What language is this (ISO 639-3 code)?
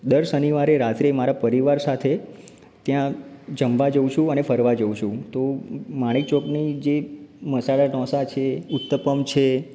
guj